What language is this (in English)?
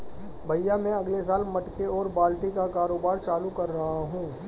Hindi